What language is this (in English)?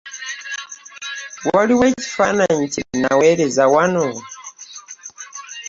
Ganda